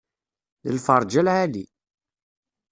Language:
Kabyle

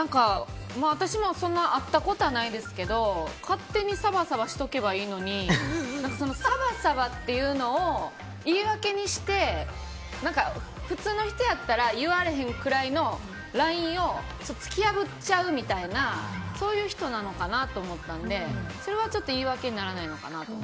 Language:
Japanese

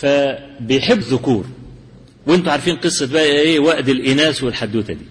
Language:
Arabic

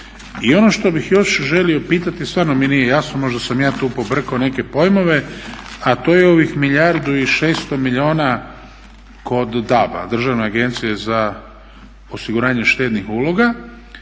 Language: Croatian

